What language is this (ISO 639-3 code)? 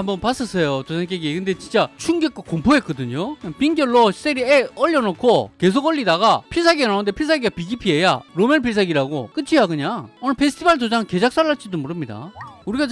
kor